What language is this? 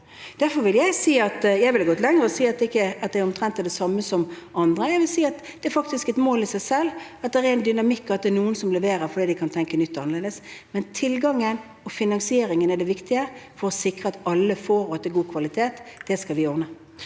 Norwegian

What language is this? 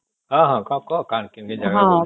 Odia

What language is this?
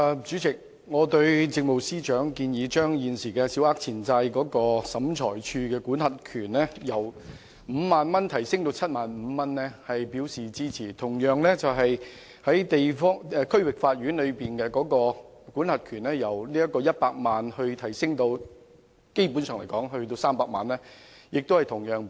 Cantonese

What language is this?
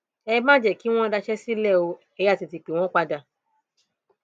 Yoruba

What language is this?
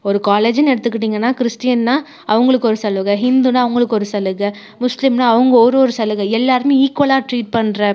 Tamil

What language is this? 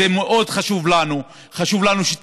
Hebrew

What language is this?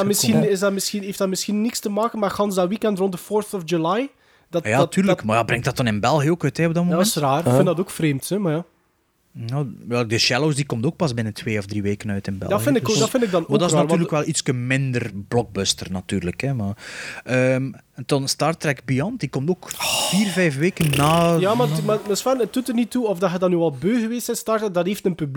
Dutch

